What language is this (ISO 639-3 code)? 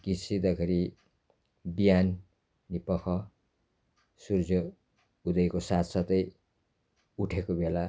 nep